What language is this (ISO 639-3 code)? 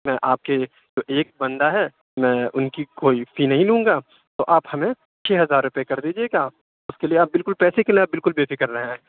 urd